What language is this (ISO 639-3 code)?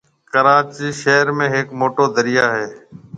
mve